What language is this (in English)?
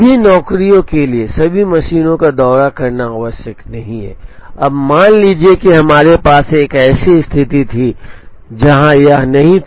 Hindi